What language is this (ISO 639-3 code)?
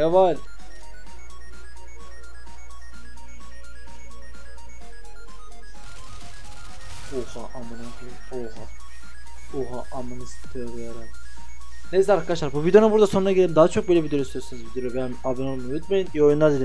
tur